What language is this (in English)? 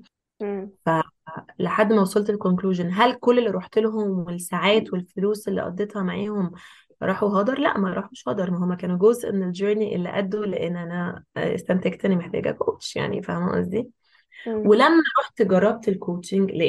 Arabic